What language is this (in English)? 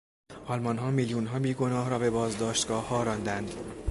Persian